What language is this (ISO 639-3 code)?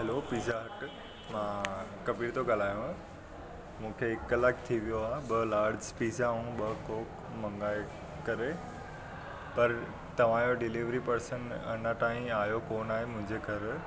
snd